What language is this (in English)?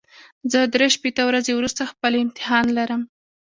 Pashto